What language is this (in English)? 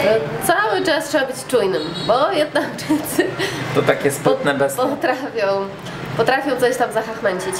Polish